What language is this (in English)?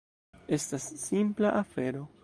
Esperanto